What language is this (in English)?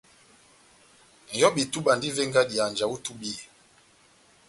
Batanga